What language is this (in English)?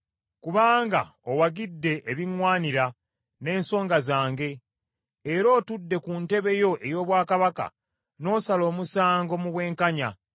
Ganda